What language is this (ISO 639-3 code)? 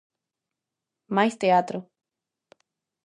glg